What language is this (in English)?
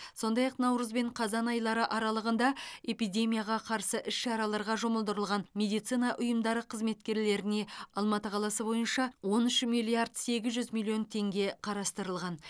Kazakh